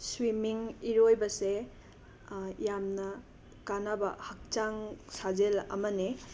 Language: Manipuri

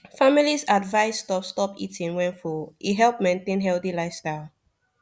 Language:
Nigerian Pidgin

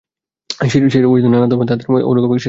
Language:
Bangla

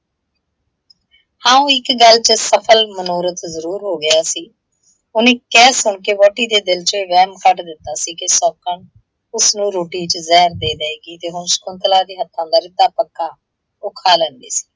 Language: Punjabi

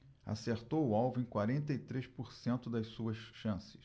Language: Portuguese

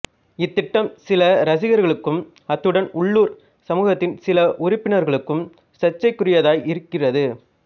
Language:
Tamil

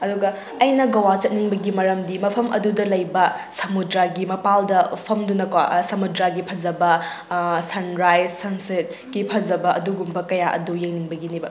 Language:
Manipuri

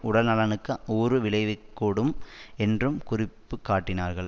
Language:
Tamil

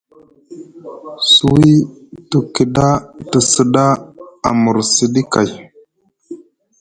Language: Musgu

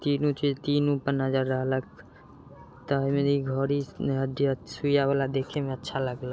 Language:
Maithili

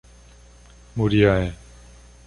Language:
Portuguese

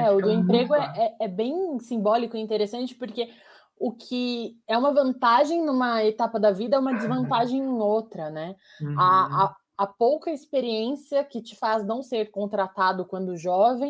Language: Portuguese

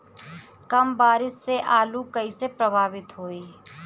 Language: Bhojpuri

